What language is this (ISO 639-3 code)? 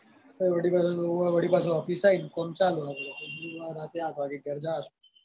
guj